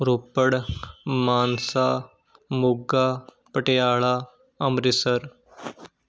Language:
Punjabi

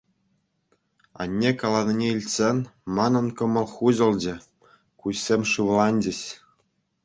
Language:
Chuvash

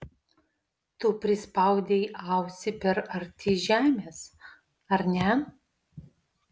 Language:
Lithuanian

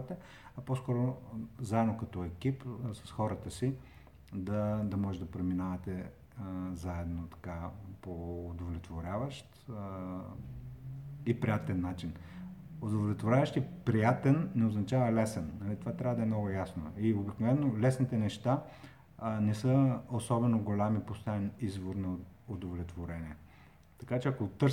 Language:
Bulgarian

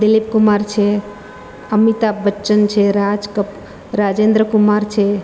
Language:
Gujarati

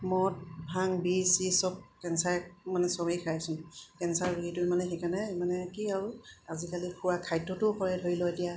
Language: Assamese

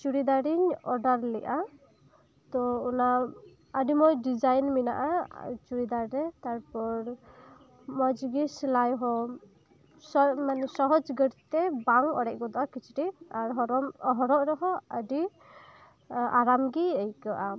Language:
Santali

